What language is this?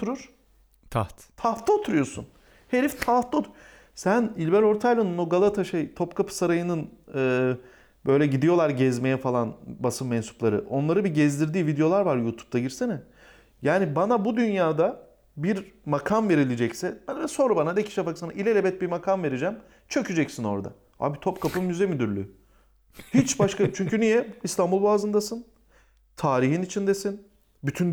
Turkish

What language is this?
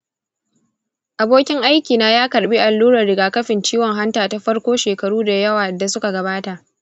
Hausa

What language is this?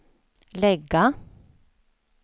Swedish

